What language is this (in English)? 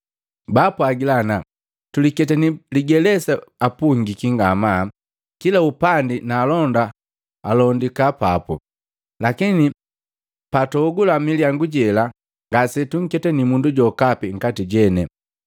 Matengo